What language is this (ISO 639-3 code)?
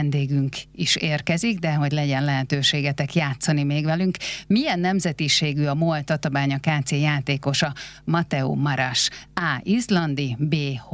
hun